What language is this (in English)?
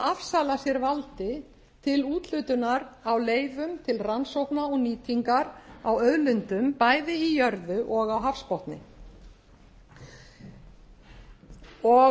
Icelandic